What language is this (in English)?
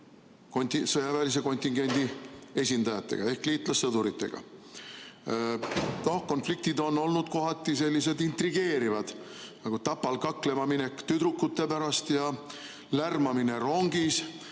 Estonian